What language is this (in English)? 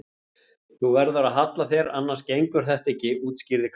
Icelandic